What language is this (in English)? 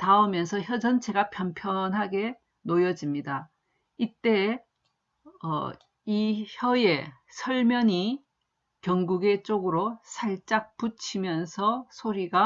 Korean